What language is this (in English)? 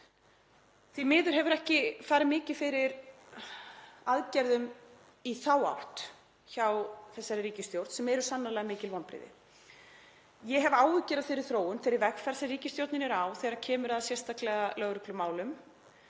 Icelandic